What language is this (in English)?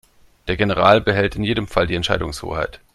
German